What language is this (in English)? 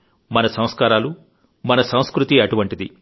Telugu